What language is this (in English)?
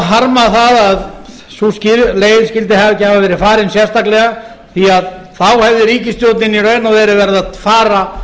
Icelandic